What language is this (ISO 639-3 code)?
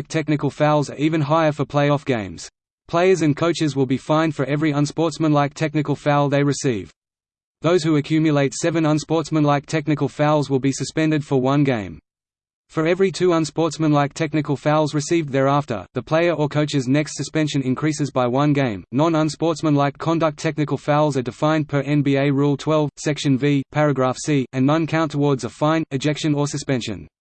eng